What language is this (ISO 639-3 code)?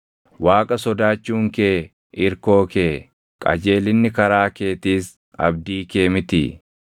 orm